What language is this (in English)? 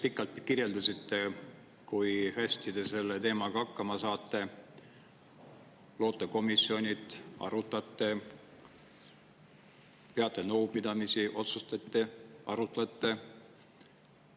Estonian